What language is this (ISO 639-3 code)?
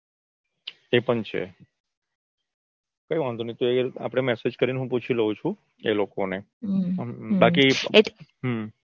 guj